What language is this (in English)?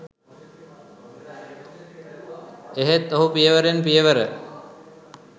Sinhala